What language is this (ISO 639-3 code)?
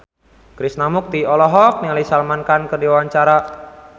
sun